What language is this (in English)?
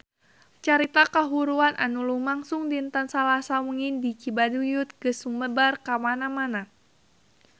Sundanese